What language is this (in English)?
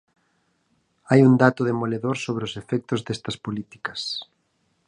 Galician